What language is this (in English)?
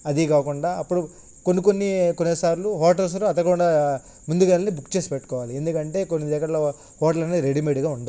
Telugu